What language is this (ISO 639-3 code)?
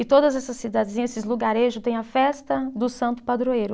por